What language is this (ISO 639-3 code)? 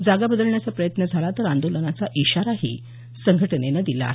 mar